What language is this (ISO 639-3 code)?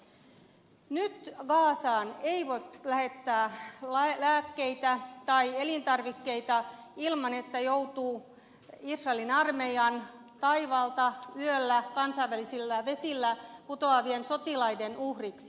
fin